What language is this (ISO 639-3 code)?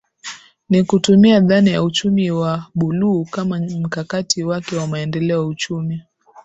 swa